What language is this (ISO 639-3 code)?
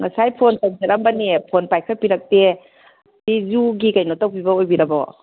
mni